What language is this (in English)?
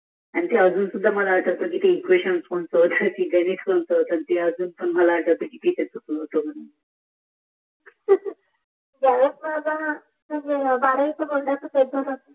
Marathi